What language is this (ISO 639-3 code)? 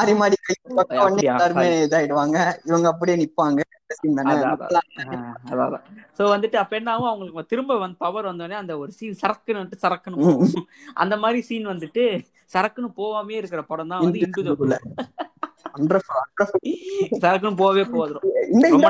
tam